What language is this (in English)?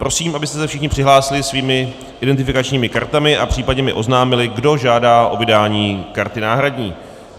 Czech